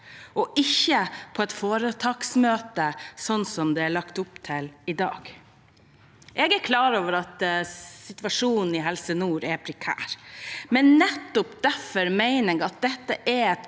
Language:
Norwegian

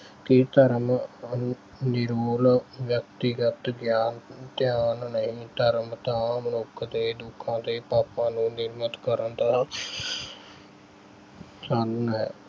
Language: Punjabi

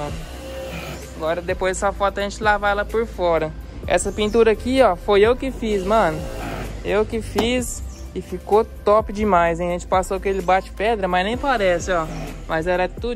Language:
Portuguese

